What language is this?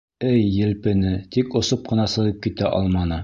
Bashkir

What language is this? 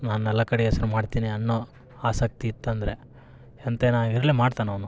Kannada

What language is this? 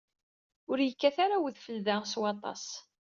Kabyle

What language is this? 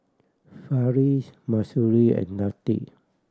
English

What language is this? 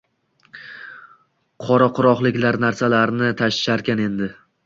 Uzbek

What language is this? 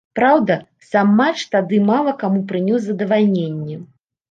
Belarusian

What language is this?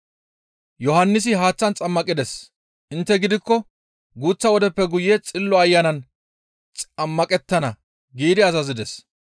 Gamo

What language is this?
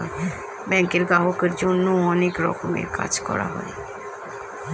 Bangla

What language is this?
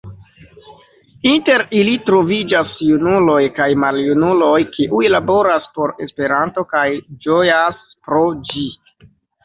Esperanto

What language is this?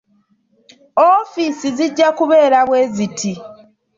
Ganda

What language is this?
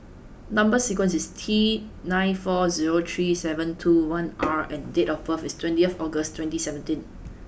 English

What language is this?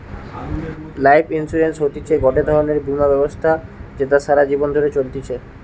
Bangla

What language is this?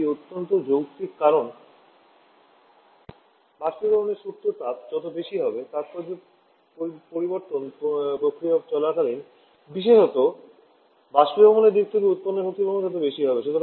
Bangla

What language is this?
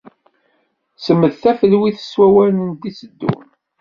Kabyle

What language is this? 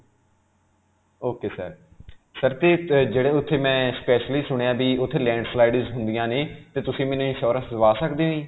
Punjabi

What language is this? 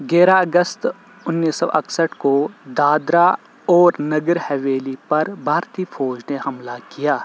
Urdu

